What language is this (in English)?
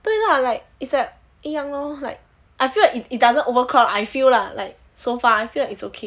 English